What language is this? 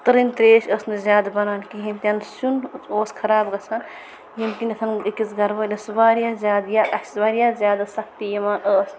Kashmiri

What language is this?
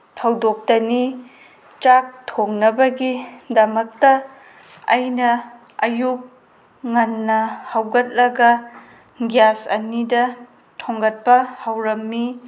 Manipuri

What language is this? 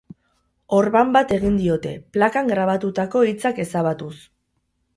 Basque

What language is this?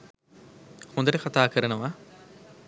Sinhala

